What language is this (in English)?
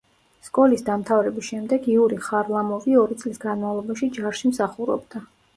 Georgian